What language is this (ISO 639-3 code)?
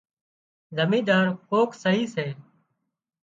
kxp